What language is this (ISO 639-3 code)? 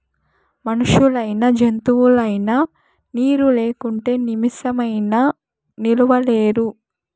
tel